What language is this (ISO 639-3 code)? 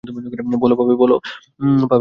ben